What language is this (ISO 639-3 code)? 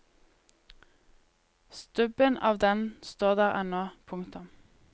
nor